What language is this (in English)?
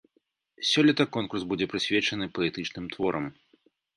Belarusian